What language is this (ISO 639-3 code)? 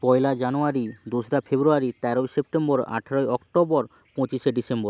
ben